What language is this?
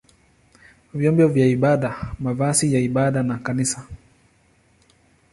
Swahili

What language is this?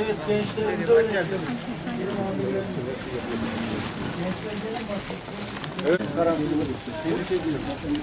Turkish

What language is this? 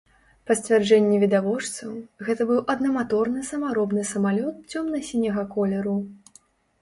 Belarusian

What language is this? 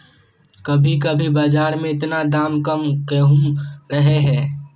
Magahi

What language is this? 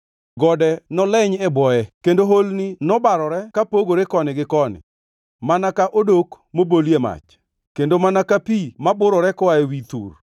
Luo (Kenya and Tanzania)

